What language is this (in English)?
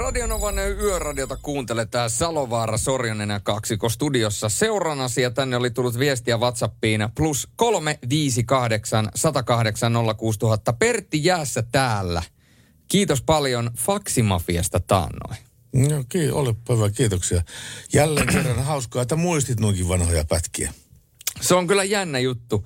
Finnish